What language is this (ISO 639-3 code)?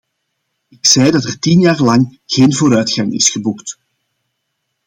nld